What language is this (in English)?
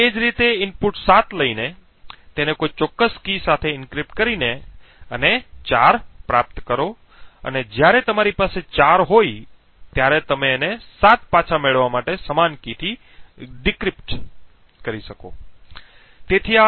Gujarati